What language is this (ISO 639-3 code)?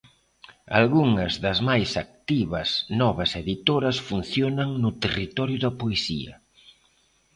glg